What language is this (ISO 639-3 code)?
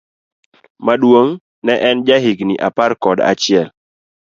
luo